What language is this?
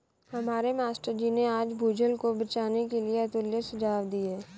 Hindi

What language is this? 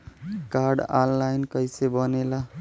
Bhojpuri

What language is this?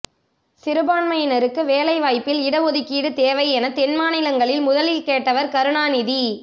Tamil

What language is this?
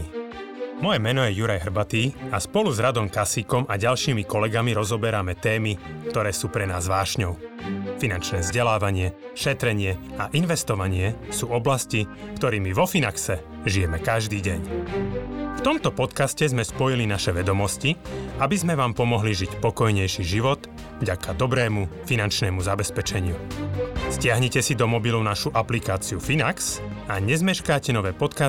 Slovak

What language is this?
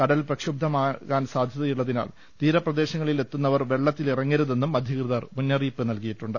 Malayalam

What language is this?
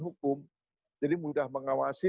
Indonesian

